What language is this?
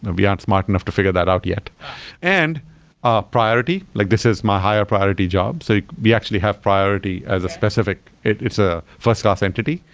English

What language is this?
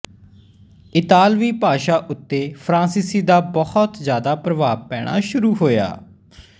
Punjabi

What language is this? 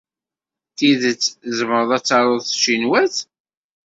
Kabyle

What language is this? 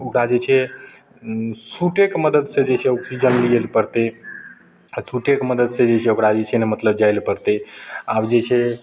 Maithili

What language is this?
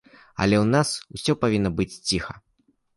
Belarusian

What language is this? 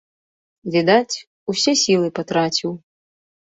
Belarusian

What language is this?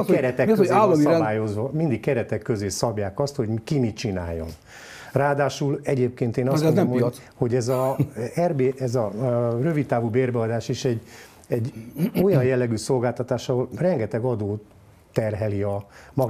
Hungarian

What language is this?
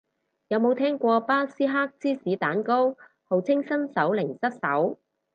Cantonese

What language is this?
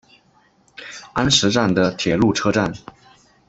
Chinese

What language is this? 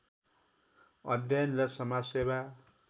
Nepali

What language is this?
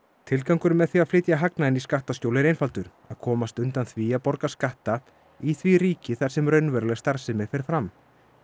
Icelandic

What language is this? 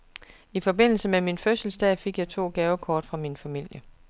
Danish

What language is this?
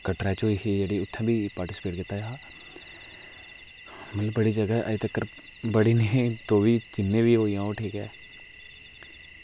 Dogri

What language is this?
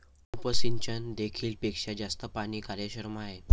Marathi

